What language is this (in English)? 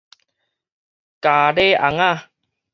Min Nan Chinese